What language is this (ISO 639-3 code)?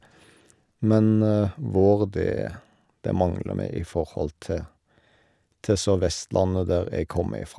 nor